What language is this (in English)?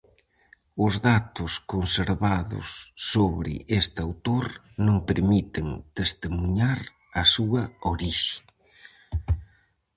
Galician